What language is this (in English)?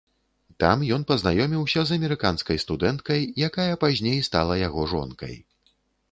Belarusian